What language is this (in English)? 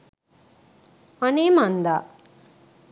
Sinhala